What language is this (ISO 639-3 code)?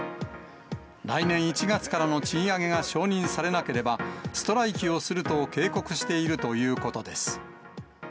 jpn